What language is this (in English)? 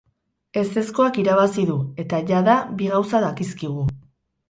Basque